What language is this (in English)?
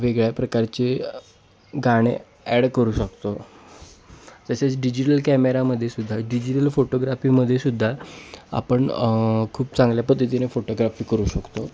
Marathi